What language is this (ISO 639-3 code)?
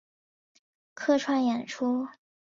zho